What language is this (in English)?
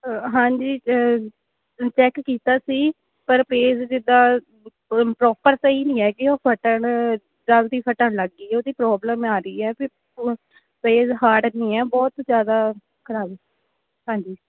Punjabi